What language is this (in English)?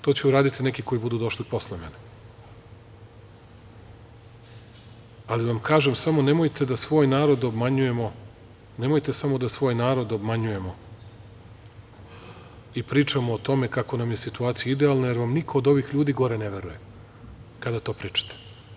Serbian